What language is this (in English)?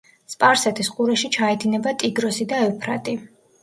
Georgian